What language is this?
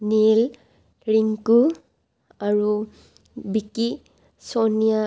Assamese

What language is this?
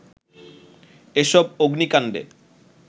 Bangla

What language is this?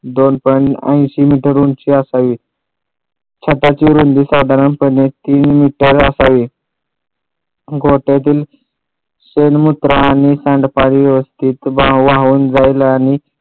Marathi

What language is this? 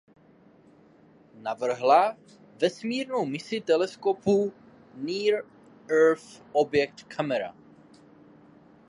Czech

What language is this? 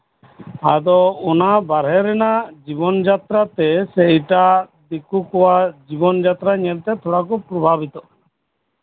Santali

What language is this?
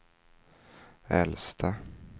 Swedish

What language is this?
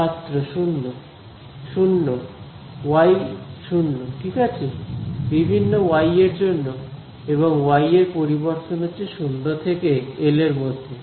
Bangla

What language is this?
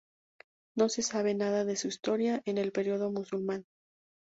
Spanish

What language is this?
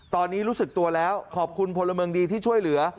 Thai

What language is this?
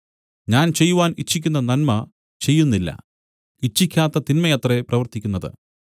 Malayalam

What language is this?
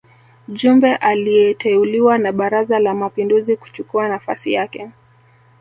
Swahili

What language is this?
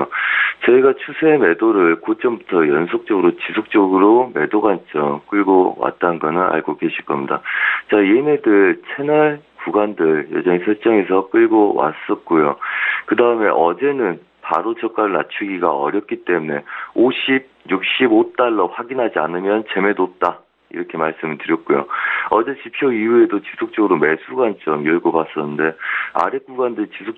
Korean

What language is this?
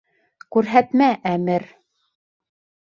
Bashkir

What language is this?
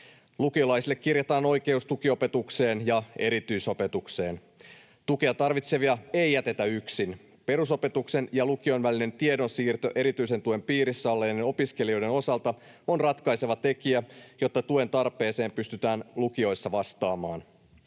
Finnish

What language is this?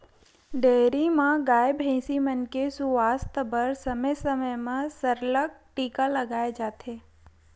Chhattisgarhi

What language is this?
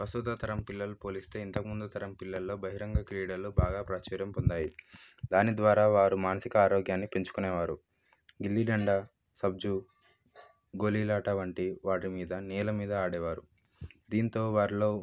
Telugu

